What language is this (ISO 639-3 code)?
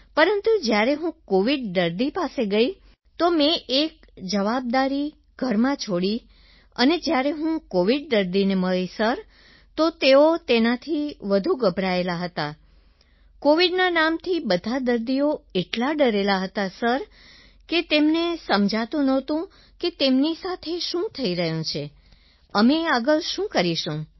guj